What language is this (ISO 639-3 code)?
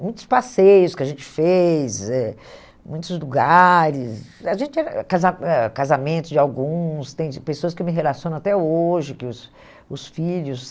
por